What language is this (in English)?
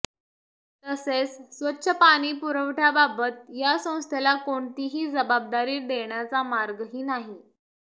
Marathi